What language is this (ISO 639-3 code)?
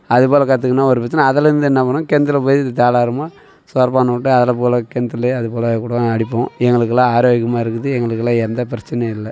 tam